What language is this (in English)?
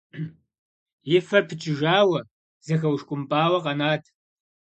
Kabardian